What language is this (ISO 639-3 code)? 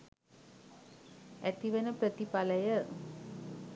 sin